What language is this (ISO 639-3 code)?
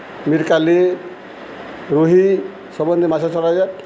ori